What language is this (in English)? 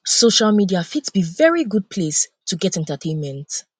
Nigerian Pidgin